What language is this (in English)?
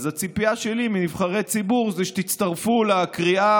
Hebrew